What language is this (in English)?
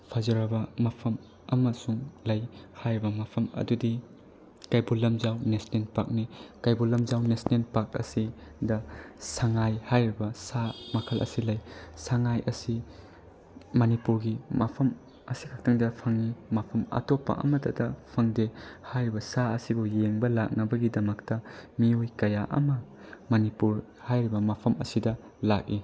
Manipuri